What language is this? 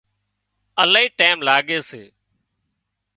Wadiyara Koli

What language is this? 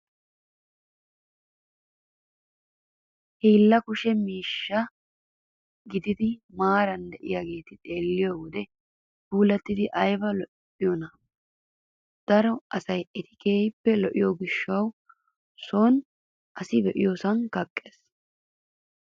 Wolaytta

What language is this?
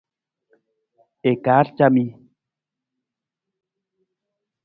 Nawdm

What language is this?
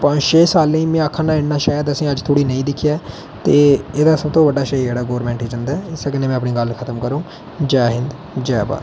Dogri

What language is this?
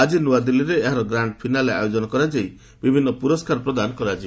Odia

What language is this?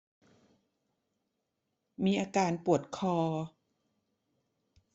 Thai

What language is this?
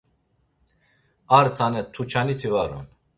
Laz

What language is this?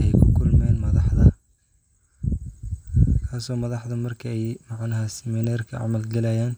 Somali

